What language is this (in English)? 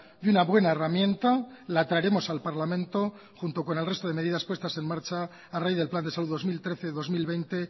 Spanish